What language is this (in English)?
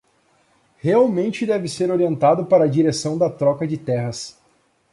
Portuguese